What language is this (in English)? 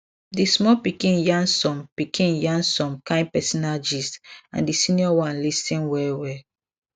Nigerian Pidgin